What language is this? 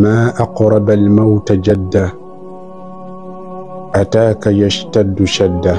Arabic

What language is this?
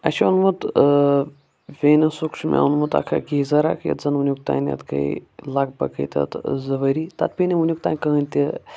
Kashmiri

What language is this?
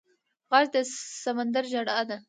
Pashto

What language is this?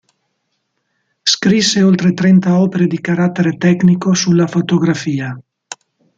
Italian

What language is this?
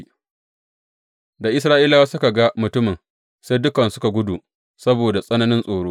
Hausa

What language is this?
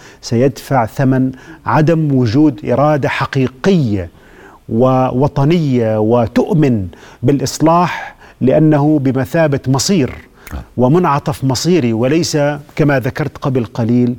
Arabic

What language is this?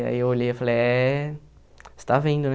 Portuguese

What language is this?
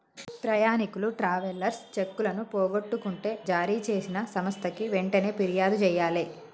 Telugu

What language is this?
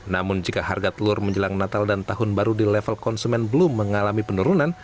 Indonesian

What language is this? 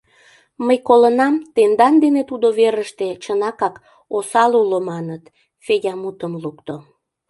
Mari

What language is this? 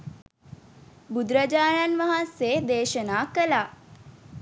Sinhala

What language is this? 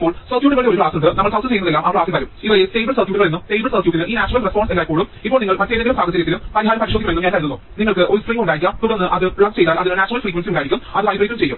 Malayalam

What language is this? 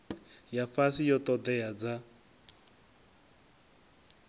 Venda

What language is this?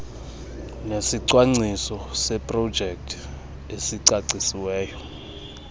Xhosa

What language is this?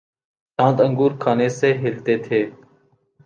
Urdu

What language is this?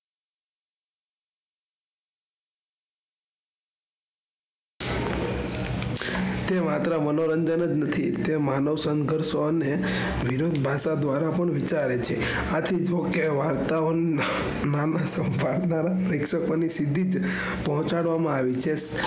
Gujarati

